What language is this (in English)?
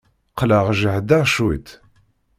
Kabyle